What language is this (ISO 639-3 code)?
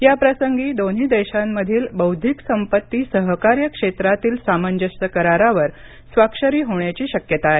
mar